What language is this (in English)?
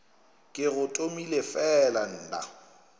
Northern Sotho